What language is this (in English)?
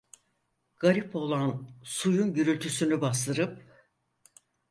Turkish